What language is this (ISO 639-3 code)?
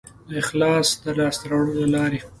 pus